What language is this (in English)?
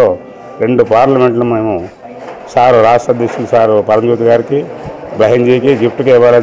Telugu